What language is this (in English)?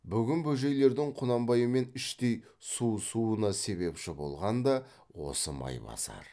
Kazakh